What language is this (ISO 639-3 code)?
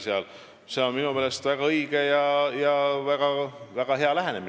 est